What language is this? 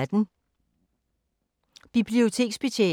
Danish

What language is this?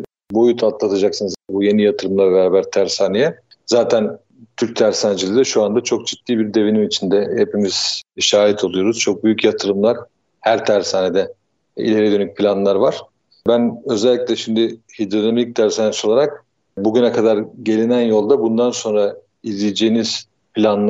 Turkish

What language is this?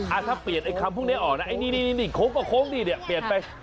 Thai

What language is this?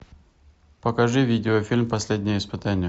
Russian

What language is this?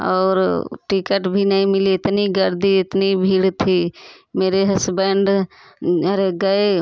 Hindi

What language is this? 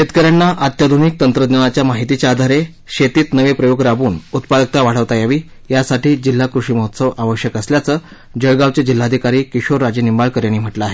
Marathi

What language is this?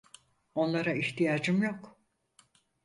Turkish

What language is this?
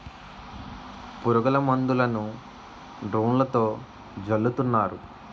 Telugu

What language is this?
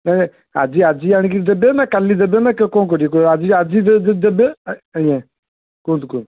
Odia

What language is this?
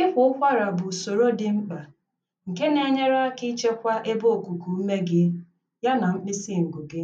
Igbo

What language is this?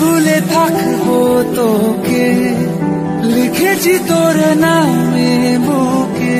Romanian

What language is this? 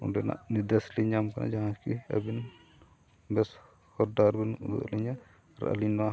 Santali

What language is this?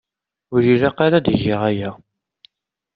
Kabyle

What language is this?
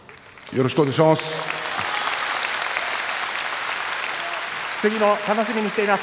Japanese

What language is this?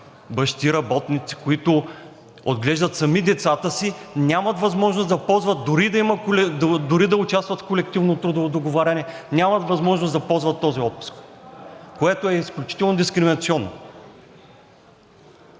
Bulgarian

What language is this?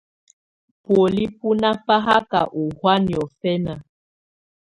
Tunen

